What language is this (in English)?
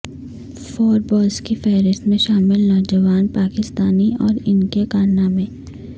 Urdu